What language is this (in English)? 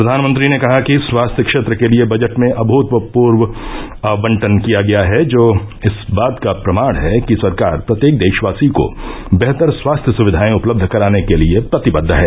Hindi